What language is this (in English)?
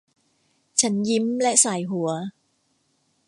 Thai